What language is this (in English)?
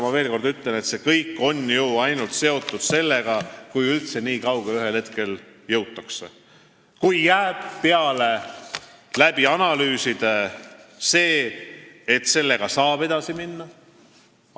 Estonian